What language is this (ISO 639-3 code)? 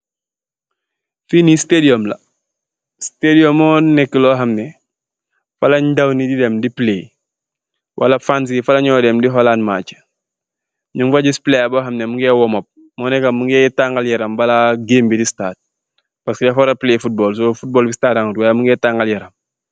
wol